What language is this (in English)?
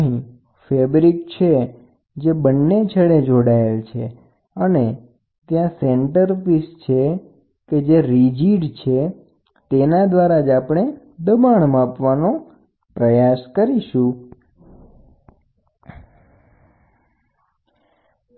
Gujarati